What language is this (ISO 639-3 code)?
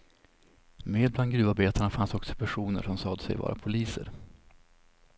swe